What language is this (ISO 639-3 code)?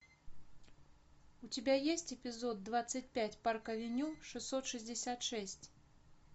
rus